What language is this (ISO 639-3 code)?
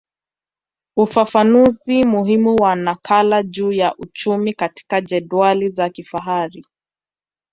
swa